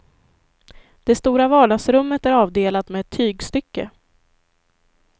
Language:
Swedish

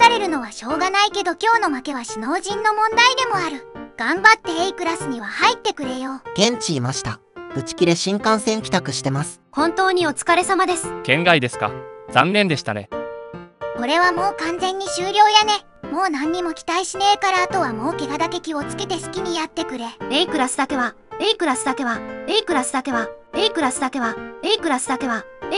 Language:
Japanese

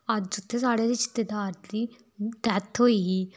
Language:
Dogri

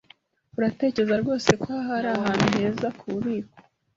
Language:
Kinyarwanda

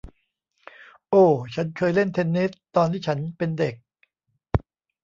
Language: Thai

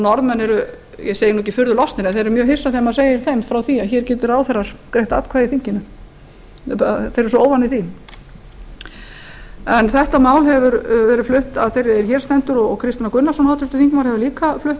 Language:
Icelandic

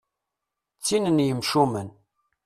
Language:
Kabyle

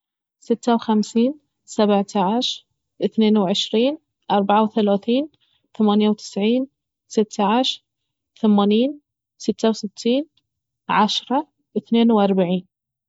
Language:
Baharna Arabic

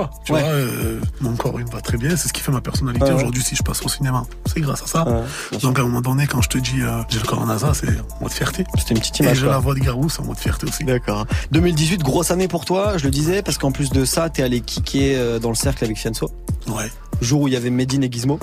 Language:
French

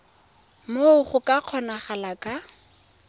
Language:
Tswana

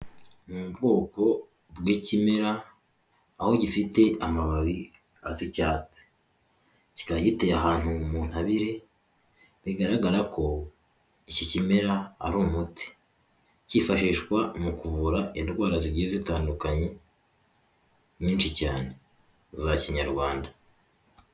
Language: Kinyarwanda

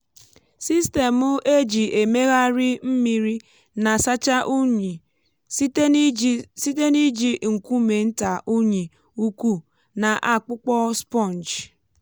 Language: Igbo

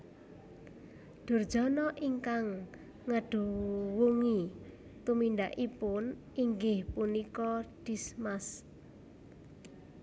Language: Javanese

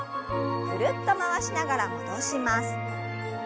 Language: Japanese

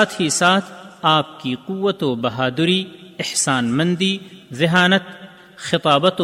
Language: Urdu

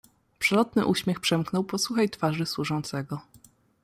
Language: Polish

